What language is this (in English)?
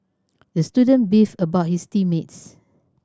English